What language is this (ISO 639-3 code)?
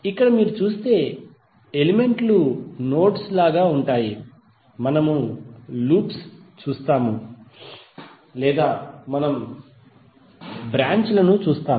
tel